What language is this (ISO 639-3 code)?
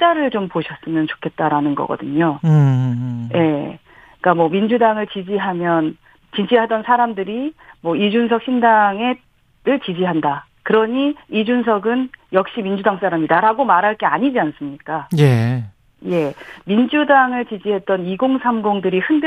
kor